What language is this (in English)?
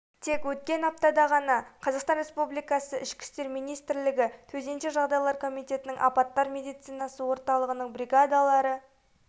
Kazakh